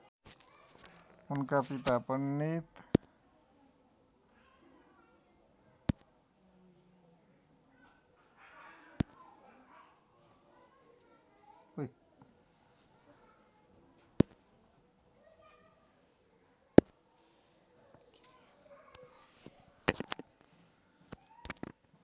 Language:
Nepali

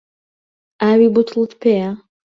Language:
Central Kurdish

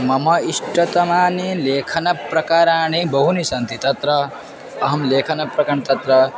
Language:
Sanskrit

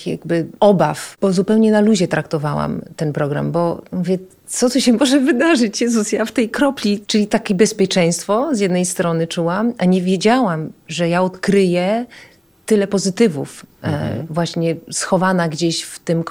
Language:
Polish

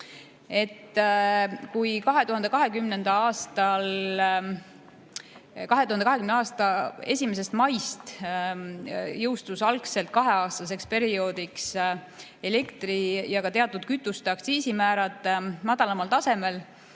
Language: Estonian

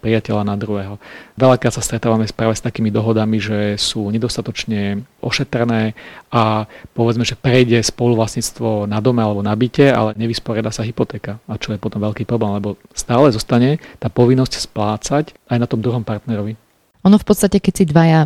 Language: Slovak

